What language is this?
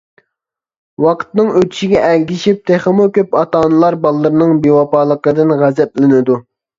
Uyghur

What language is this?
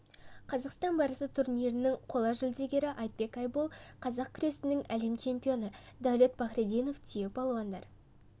Kazakh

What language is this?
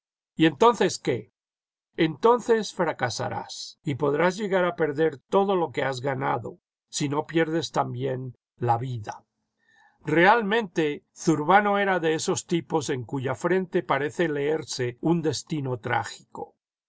Spanish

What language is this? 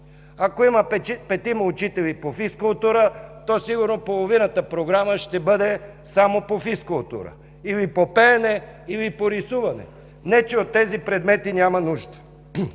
Bulgarian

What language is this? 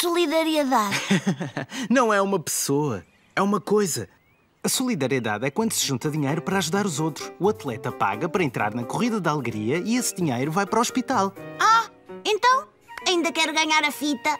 Portuguese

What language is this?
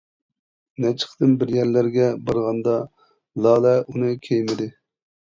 Uyghur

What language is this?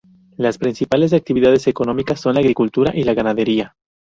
Spanish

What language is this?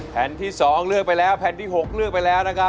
Thai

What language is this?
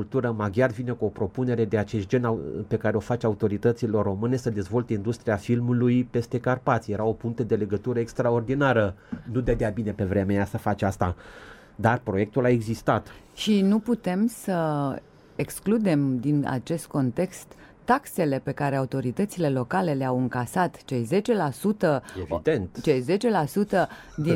Romanian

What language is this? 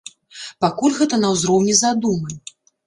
Belarusian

